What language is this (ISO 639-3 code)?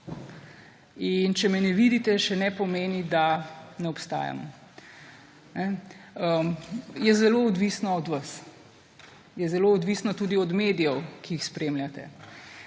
slv